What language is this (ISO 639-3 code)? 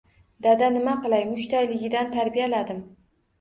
uzb